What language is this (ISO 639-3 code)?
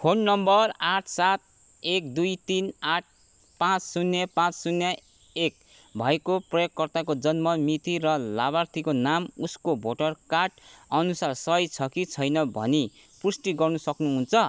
nep